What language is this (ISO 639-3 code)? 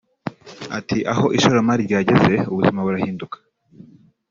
kin